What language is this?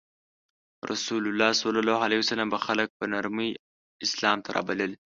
Pashto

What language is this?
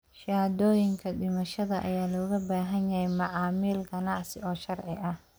Somali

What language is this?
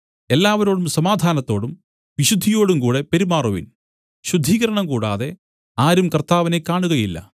Malayalam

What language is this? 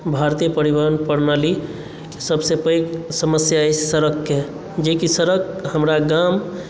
Maithili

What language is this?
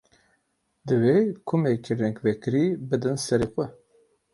Kurdish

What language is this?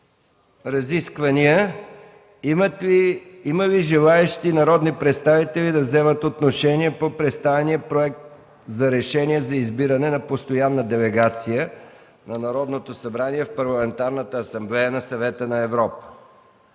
Bulgarian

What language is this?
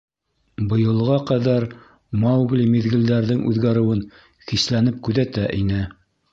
Bashkir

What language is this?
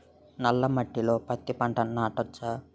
Telugu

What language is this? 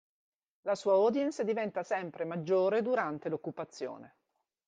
Italian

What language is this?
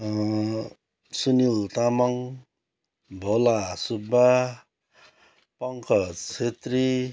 Nepali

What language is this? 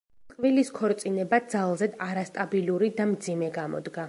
Georgian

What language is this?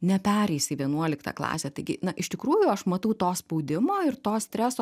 Lithuanian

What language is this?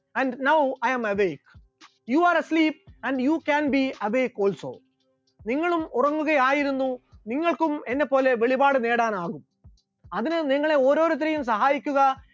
Malayalam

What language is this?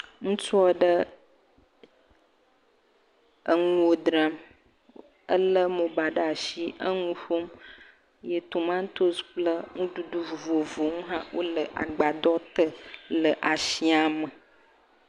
Ewe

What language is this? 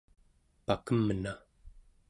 Central Yupik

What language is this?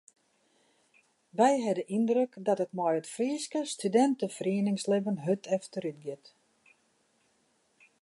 Western Frisian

